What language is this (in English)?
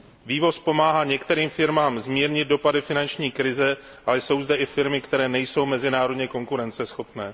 Czech